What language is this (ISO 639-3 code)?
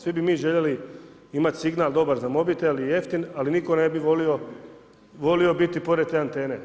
hrv